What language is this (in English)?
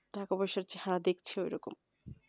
Bangla